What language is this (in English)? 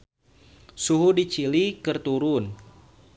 Sundanese